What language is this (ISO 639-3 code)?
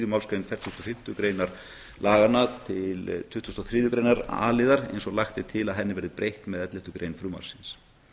isl